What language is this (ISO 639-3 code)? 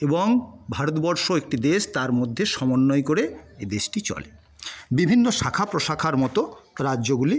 ben